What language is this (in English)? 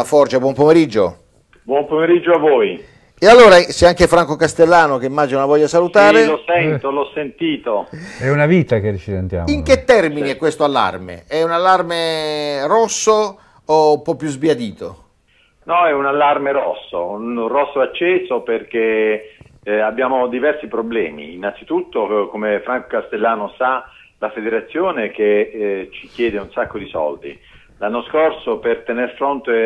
Italian